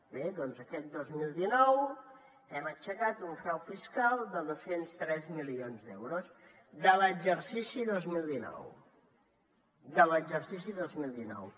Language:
Catalan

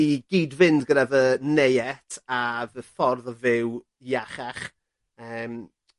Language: Welsh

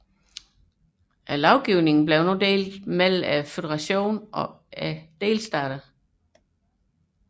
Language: Danish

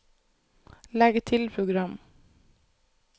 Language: Norwegian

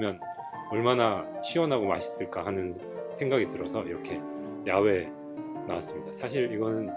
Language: Korean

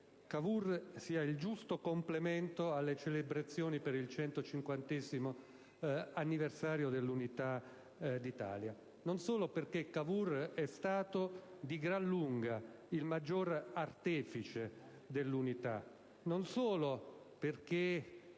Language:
Italian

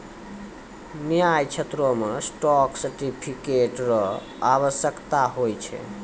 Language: Maithili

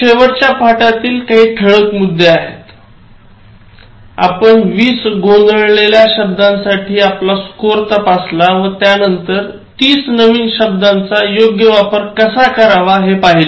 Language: Marathi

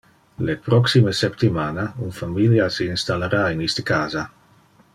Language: Interlingua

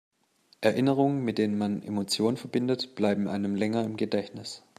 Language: German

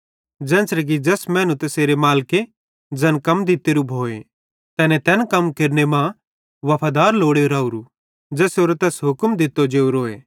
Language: Bhadrawahi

